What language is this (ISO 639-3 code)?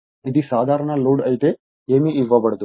tel